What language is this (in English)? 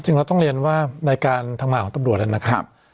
Thai